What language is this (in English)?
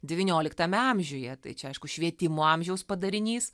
Lithuanian